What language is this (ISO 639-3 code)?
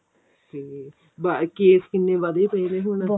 pan